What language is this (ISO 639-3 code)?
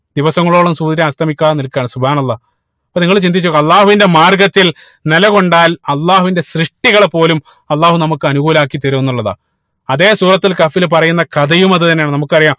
mal